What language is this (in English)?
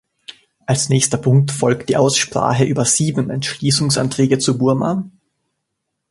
German